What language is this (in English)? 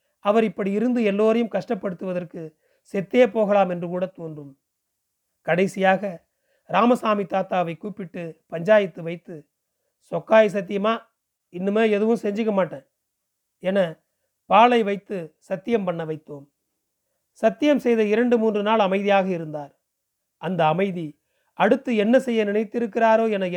Tamil